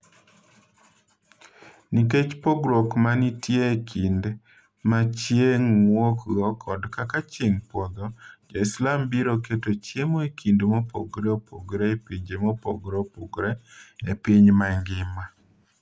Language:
Luo (Kenya and Tanzania)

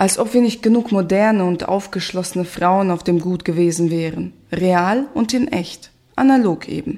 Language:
German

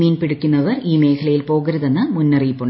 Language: Malayalam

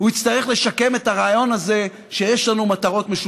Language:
Hebrew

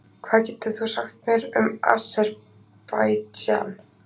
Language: Icelandic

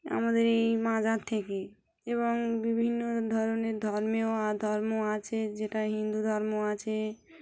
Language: Bangla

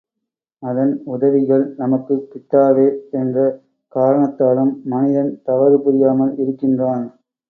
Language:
Tamil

